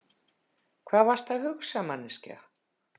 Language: Icelandic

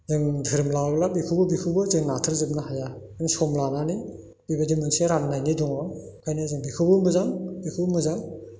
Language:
Bodo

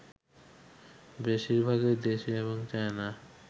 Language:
Bangla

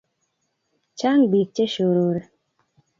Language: Kalenjin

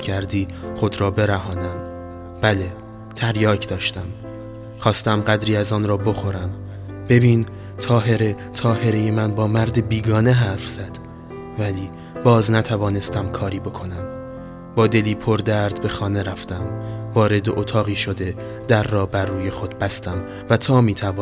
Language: Persian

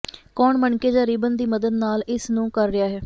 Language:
Punjabi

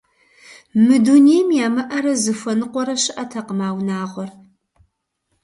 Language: Kabardian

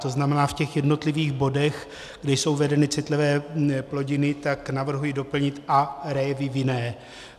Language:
Czech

